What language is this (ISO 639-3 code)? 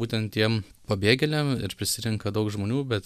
lit